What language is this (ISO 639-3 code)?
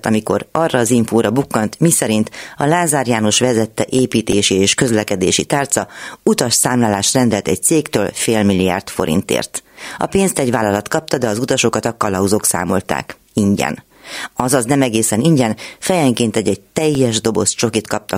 hun